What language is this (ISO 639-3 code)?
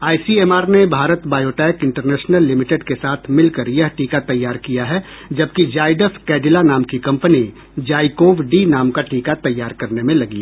hin